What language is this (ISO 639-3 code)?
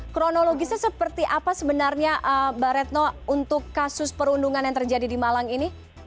ind